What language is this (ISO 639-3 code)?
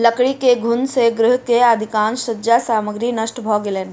mai